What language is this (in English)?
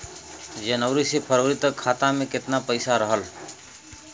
Bhojpuri